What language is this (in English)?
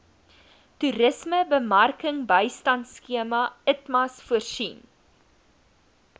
Afrikaans